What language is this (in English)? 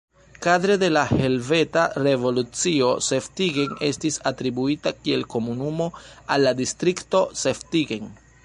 Esperanto